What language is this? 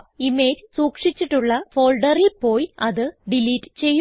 Malayalam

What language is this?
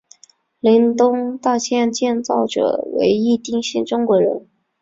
Chinese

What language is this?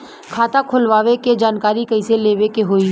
Bhojpuri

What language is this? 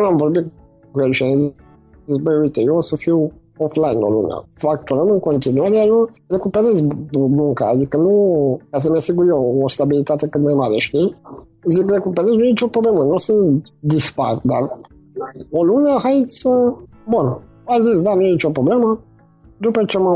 Romanian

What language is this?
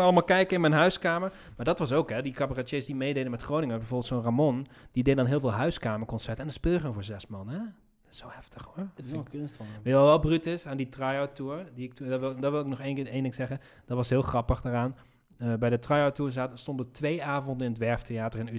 Dutch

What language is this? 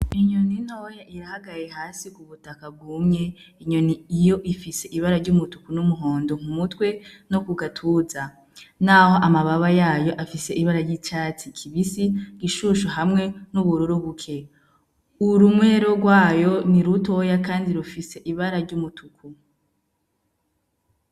Rundi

